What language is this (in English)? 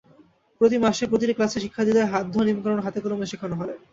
Bangla